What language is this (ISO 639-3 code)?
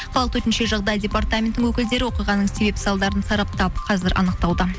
kaz